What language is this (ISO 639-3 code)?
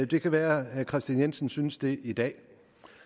dan